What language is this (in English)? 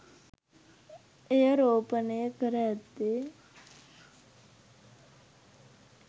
Sinhala